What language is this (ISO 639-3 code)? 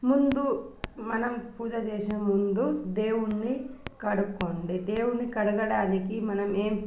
tel